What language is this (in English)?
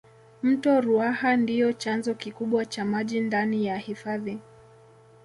Swahili